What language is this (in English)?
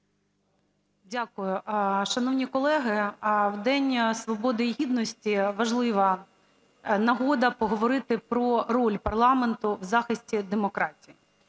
Ukrainian